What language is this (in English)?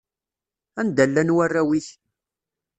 Kabyle